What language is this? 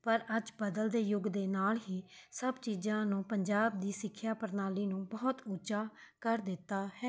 Punjabi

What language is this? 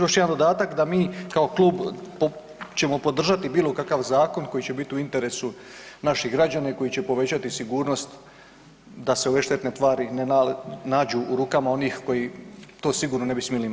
Croatian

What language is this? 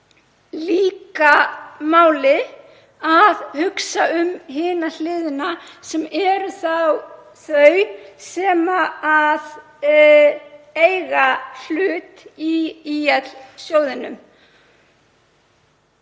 Icelandic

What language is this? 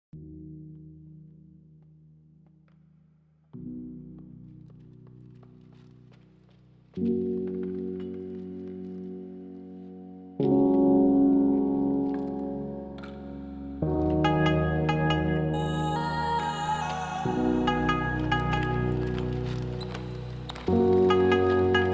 English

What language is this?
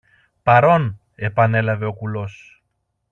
Greek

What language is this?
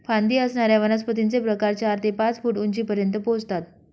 Marathi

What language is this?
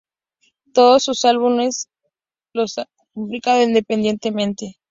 Spanish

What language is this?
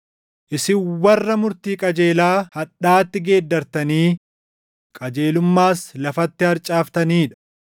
Oromo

